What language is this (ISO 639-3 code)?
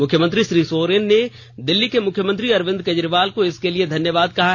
hin